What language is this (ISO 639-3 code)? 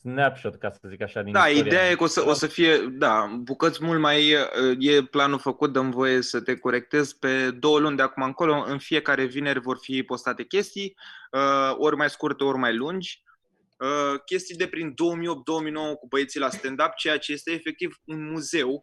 ron